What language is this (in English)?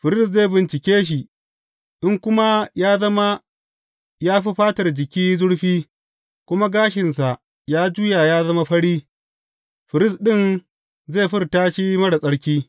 Hausa